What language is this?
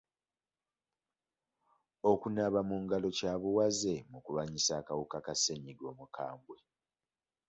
Ganda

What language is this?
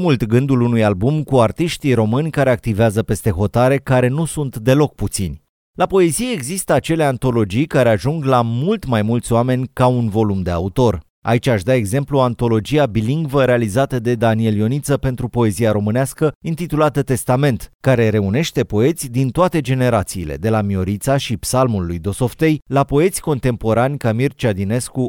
Romanian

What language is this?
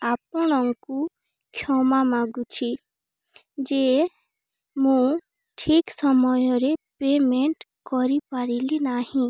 Odia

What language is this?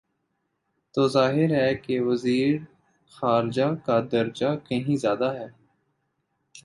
Urdu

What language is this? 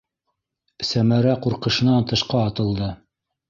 Bashkir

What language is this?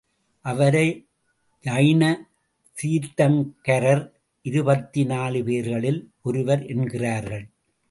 Tamil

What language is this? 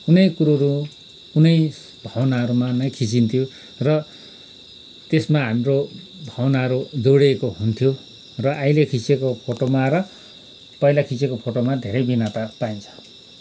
Nepali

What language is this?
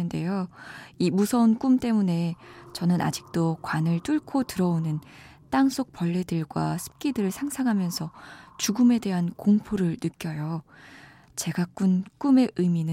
Korean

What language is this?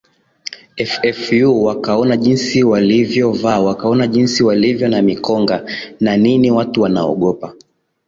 Swahili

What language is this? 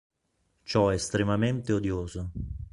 Italian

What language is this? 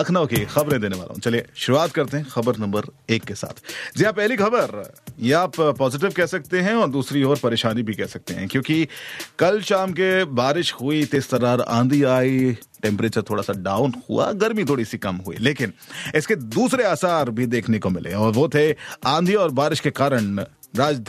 Hindi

